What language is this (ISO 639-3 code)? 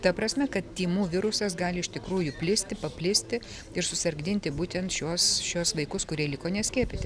lit